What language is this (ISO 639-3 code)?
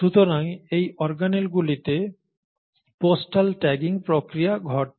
ben